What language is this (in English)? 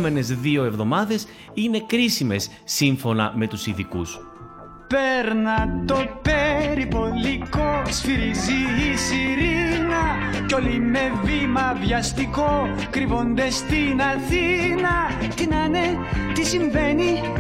Greek